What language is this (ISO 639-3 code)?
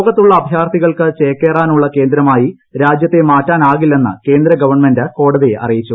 mal